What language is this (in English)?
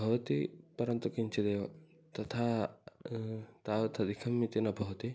Sanskrit